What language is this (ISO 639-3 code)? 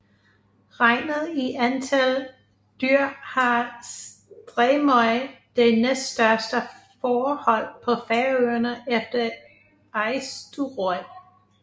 dan